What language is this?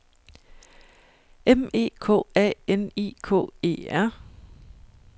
Danish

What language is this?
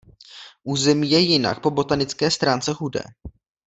Czech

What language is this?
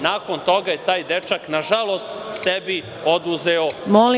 Serbian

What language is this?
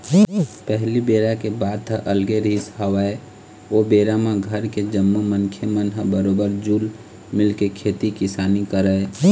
Chhattisgarhi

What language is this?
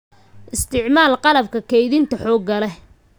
Somali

